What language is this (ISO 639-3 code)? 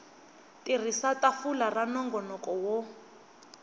tso